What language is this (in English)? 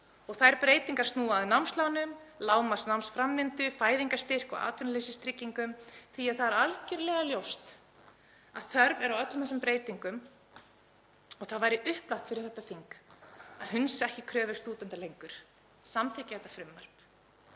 Icelandic